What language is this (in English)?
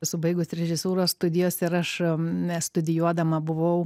Lithuanian